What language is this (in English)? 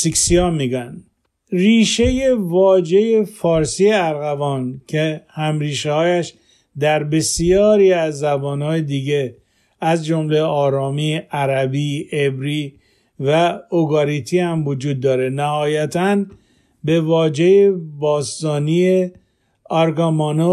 Persian